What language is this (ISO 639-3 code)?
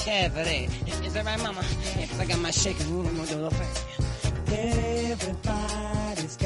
slk